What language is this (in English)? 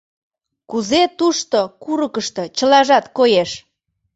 Mari